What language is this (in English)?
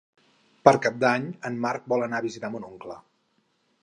Catalan